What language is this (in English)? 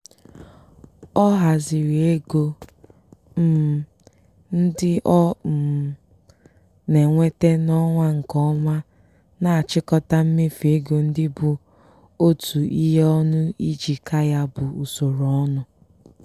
Igbo